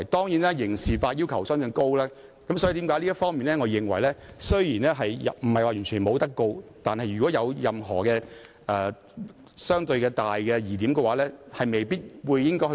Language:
Cantonese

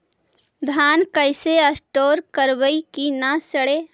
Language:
Magahi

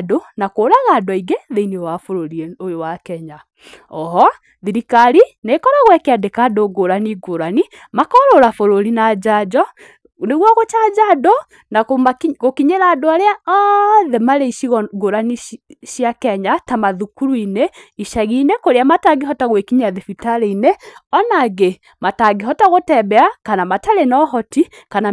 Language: Kikuyu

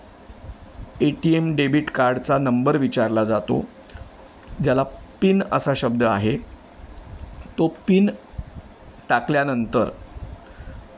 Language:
Marathi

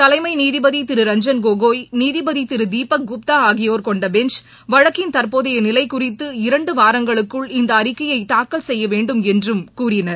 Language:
Tamil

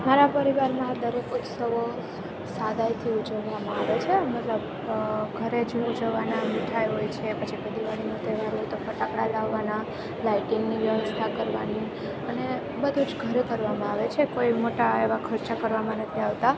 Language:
Gujarati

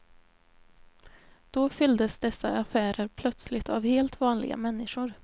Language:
Swedish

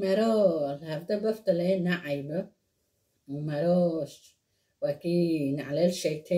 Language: Persian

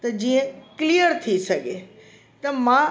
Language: Sindhi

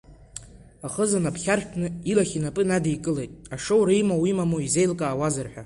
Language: Abkhazian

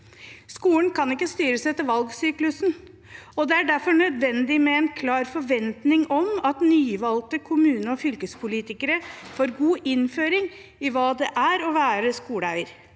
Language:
Norwegian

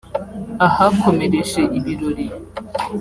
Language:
Kinyarwanda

